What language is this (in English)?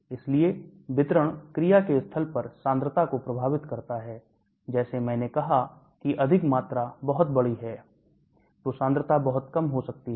Hindi